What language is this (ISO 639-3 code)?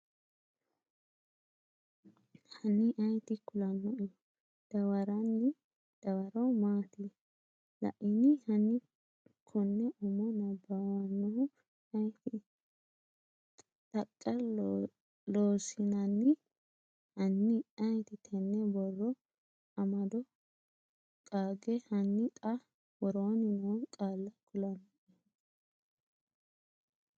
sid